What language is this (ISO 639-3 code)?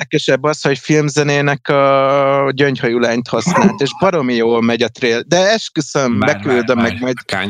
hun